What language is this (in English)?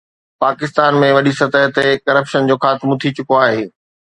Sindhi